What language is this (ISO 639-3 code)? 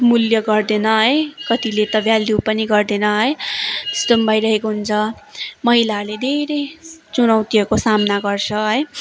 nep